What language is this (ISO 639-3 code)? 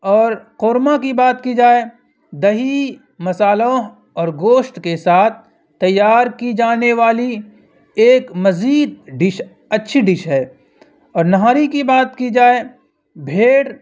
urd